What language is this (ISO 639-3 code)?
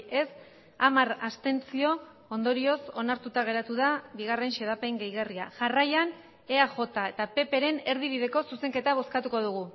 eus